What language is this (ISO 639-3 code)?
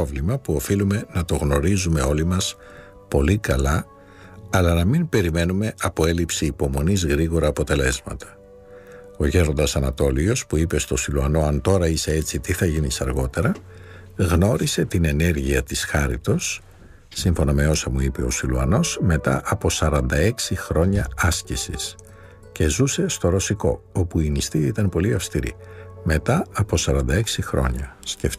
ell